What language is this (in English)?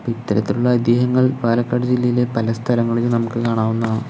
Malayalam